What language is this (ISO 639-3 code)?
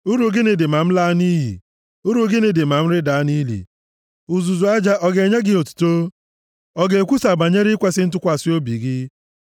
ibo